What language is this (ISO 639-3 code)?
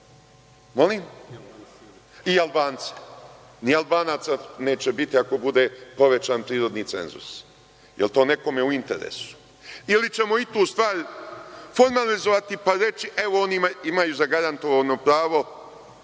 srp